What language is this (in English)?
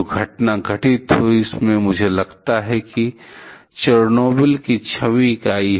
Hindi